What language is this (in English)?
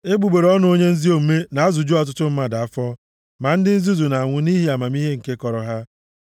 Igbo